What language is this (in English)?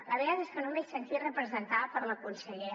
Catalan